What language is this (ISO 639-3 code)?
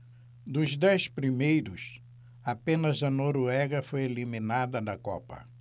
por